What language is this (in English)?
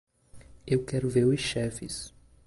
Portuguese